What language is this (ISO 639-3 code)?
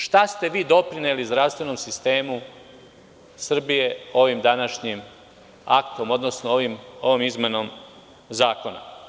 srp